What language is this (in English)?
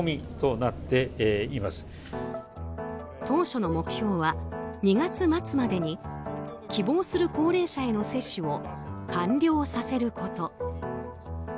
Japanese